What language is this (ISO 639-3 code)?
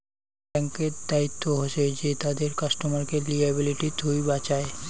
ben